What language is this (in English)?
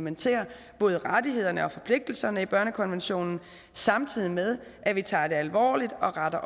Danish